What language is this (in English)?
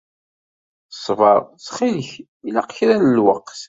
Kabyle